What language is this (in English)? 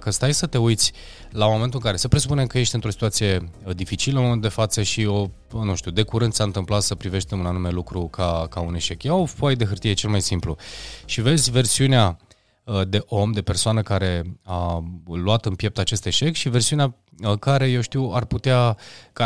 Romanian